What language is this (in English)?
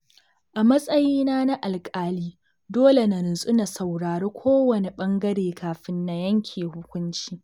Hausa